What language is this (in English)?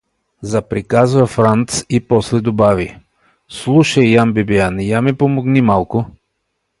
Bulgarian